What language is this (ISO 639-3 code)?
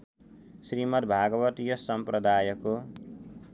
nep